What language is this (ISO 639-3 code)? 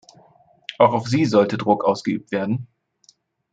deu